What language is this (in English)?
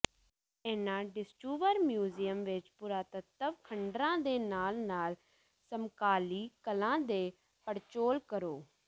Punjabi